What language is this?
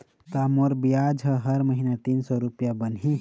Chhattisgarhi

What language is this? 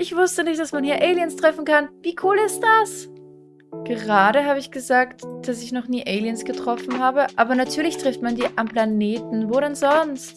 German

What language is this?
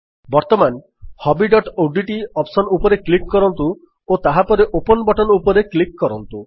Odia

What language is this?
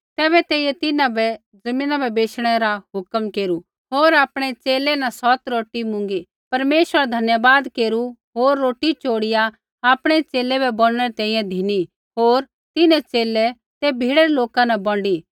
Kullu Pahari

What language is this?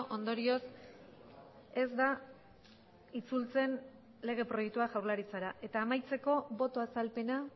Basque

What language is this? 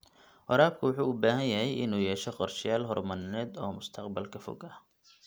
Somali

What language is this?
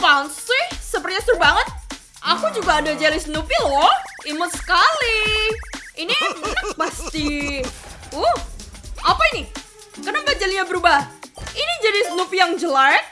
Indonesian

